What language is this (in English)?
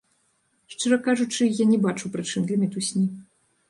Belarusian